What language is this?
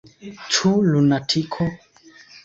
Esperanto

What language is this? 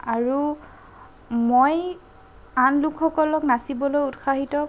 Assamese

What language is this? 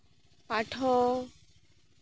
Santali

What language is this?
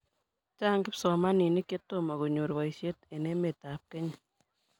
Kalenjin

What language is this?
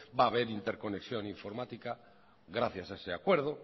Spanish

